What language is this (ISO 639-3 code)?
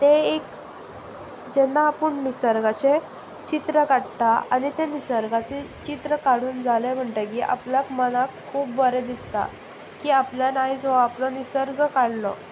kok